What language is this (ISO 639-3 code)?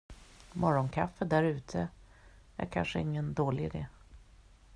swe